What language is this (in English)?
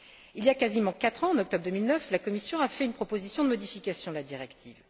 French